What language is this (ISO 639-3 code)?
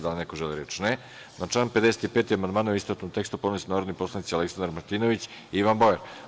srp